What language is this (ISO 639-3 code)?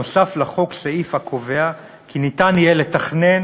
heb